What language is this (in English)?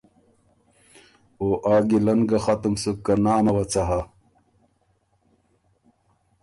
Ormuri